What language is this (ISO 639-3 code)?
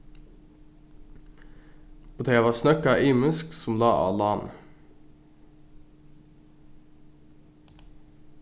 fao